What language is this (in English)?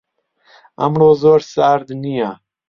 Central Kurdish